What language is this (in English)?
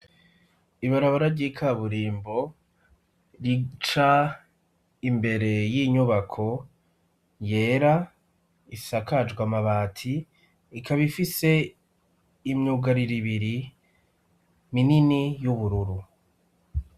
Rundi